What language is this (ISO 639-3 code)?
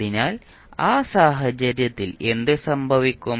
mal